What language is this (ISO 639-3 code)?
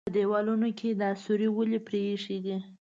pus